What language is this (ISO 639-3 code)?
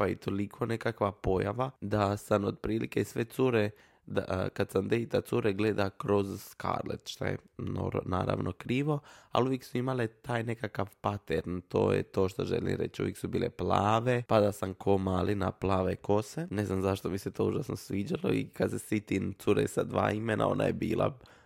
hrv